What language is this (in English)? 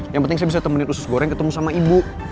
Indonesian